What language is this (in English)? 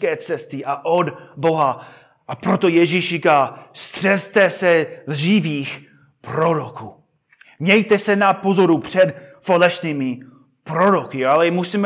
Czech